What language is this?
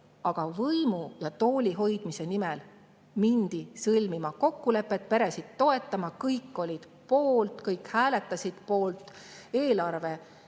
Estonian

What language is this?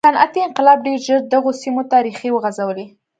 Pashto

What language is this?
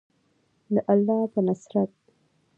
Pashto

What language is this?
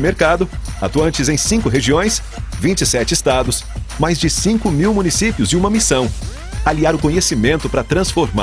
Portuguese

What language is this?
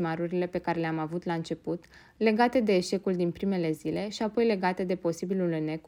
Romanian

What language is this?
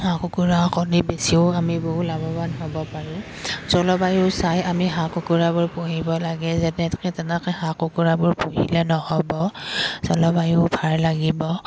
Assamese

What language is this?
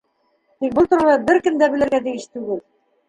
Bashkir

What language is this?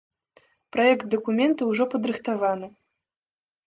Belarusian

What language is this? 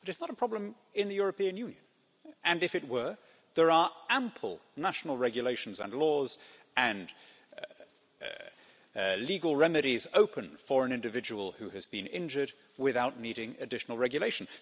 English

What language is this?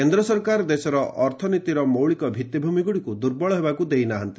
Odia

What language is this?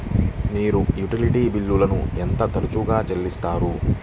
Telugu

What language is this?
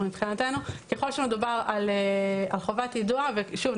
Hebrew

